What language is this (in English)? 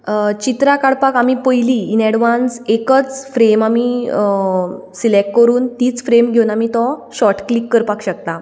Konkani